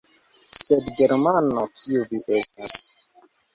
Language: Esperanto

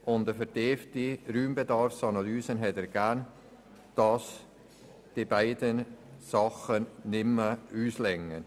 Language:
Swiss German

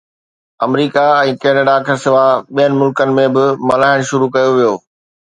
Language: Sindhi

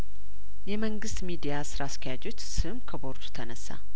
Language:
Amharic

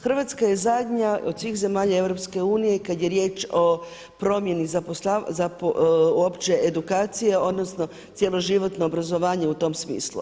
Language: Croatian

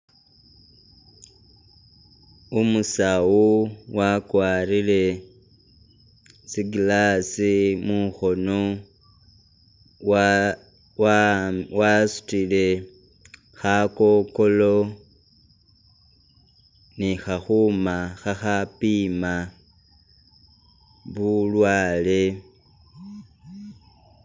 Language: Masaaba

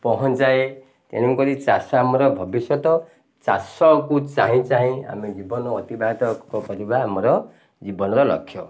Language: Odia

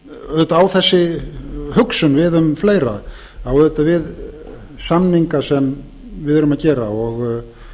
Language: Icelandic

